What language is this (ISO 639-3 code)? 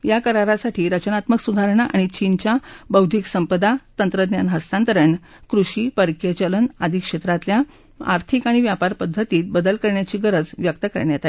mar